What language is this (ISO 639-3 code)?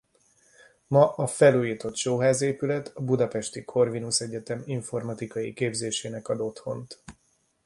hun